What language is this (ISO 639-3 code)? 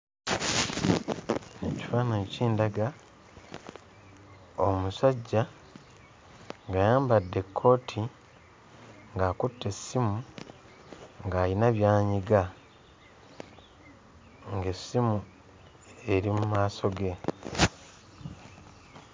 lug